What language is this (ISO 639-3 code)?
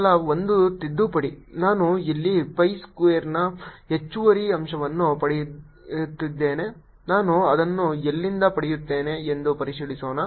kan